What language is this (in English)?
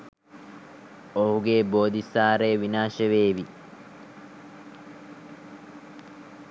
Sinhala